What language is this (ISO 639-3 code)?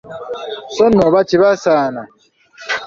lug